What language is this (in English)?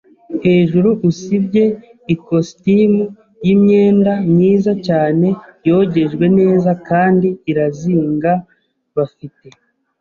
Kinyarwanda